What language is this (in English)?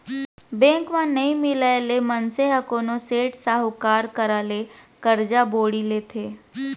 Chhattisgarhi